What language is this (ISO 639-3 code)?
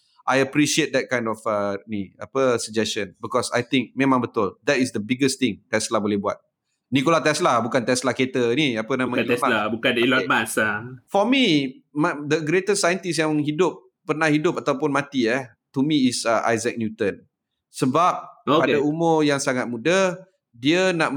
msa